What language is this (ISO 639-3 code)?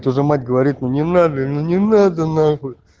rus